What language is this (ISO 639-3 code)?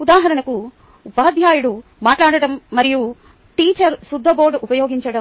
tel